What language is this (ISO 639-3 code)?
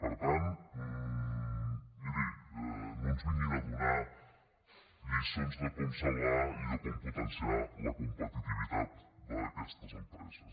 cat